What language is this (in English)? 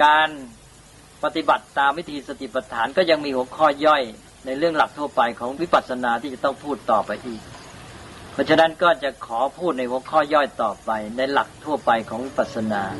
Thai